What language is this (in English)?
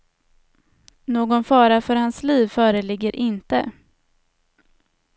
Swedish